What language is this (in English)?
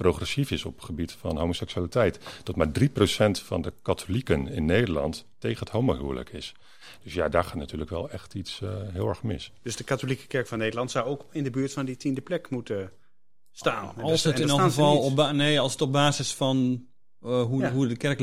Dutch